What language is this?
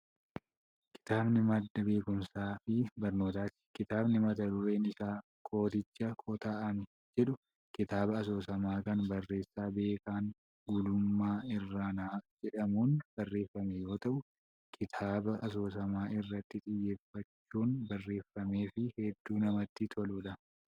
Oromo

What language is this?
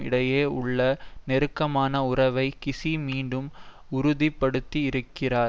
Tamil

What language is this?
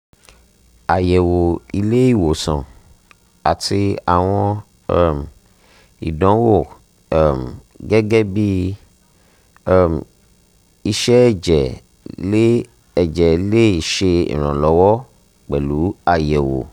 Yoruba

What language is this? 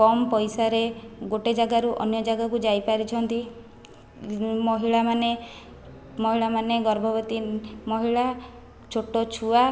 Odia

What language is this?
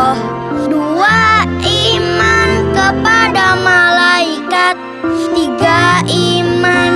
Indonesian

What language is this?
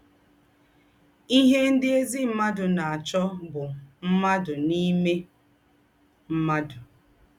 Igbo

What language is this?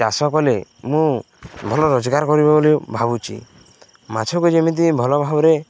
Odia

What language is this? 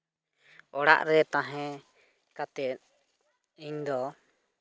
Santali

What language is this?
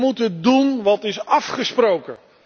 Dutch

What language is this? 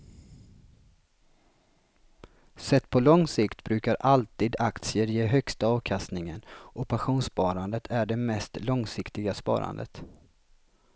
Swedish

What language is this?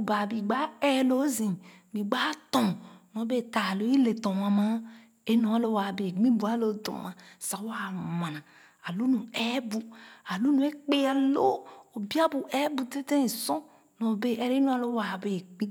Khana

